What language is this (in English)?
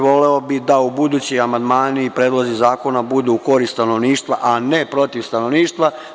Serbian